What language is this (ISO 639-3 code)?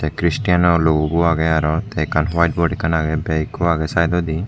ccp